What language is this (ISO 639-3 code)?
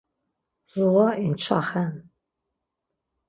lzz